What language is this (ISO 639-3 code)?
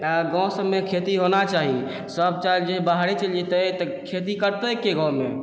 mai